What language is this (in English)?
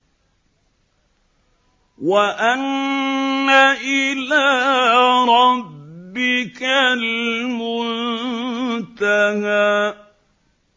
Arabic